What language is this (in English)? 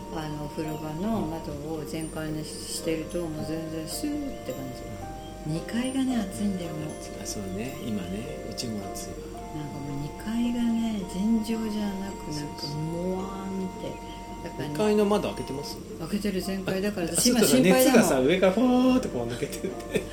Japanese